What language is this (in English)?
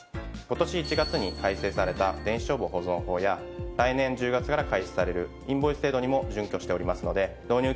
Japanese